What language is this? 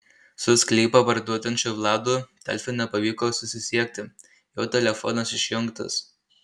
Lithuanian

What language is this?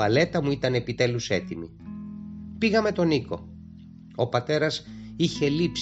Greek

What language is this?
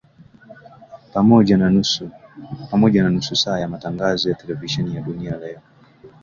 Swahili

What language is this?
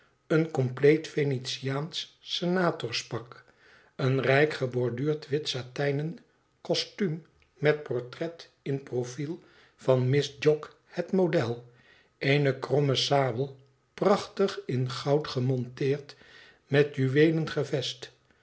Dutch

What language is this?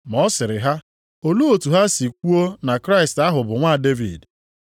Igbo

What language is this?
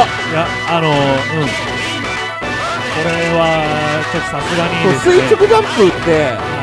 Japanese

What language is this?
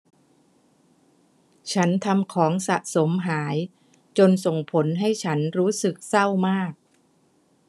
Thai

